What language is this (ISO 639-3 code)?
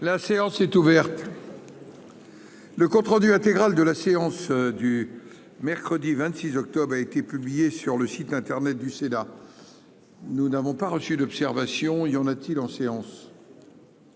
fra